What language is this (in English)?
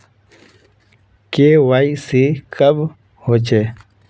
Magahi